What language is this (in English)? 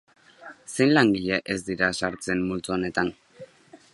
Basque